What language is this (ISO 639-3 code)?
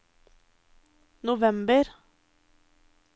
nor